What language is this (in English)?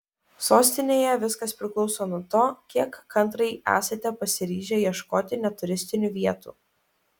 Lithuanian